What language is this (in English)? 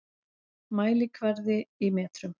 Icelandic